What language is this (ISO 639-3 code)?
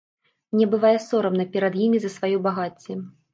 bel